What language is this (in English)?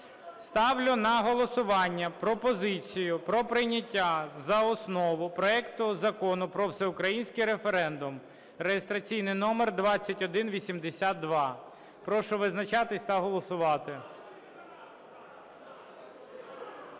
Ukrainian